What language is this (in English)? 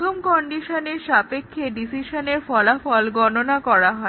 Bangla